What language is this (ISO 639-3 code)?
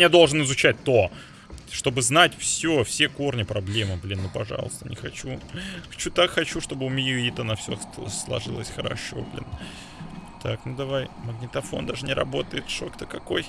rus